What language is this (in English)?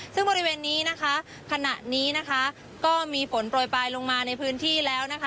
Thai